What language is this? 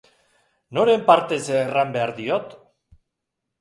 Basque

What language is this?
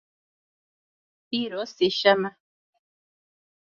Kurdish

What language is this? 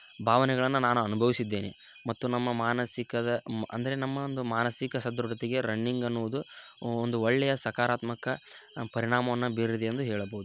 Kannada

